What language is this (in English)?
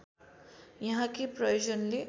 Nepali